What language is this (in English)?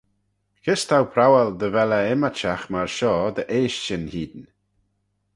Manx